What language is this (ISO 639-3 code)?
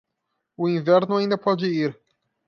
por